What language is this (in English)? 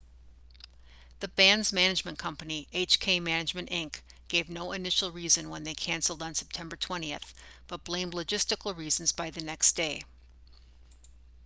English